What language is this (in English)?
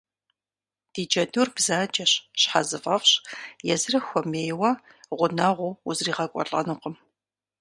Kabardian